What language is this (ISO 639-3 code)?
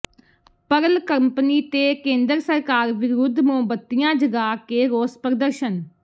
pan